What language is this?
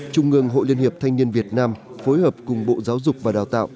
Vietnamese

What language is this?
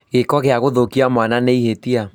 Kikuyu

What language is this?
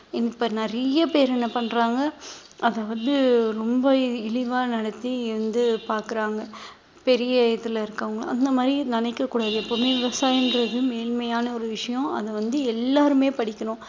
Tamil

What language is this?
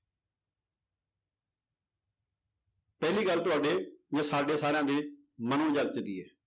Punjabi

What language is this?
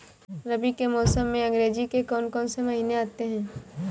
Hindi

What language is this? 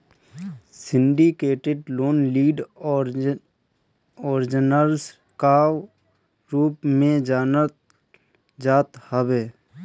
Bhojpuri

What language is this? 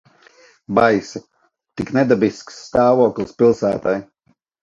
Latvian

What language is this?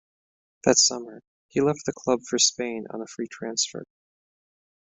English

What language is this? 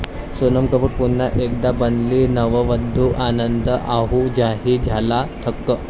Marathi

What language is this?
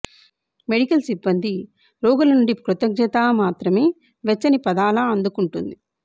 Telugu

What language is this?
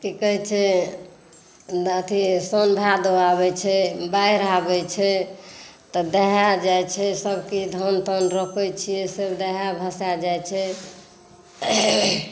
Maithili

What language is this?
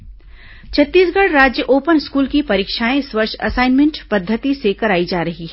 Hindi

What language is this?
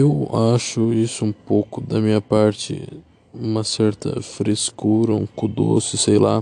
Portuguese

